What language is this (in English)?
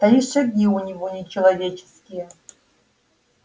Russian